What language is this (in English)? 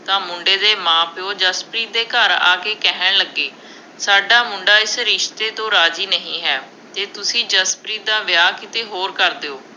Punjabi